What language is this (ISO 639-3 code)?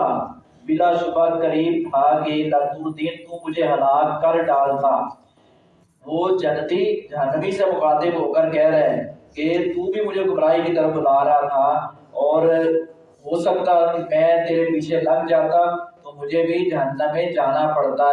urd